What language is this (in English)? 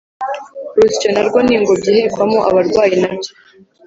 Kinyarwanda